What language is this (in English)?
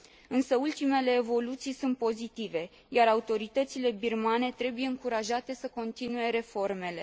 Romanian